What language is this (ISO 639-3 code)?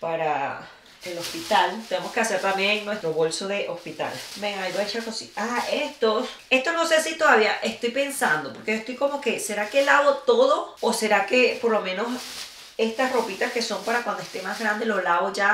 spa